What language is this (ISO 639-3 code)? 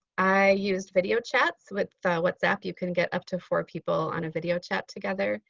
eng